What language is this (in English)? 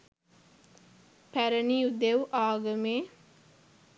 Sinhala